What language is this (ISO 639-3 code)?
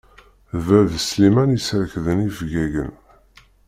kab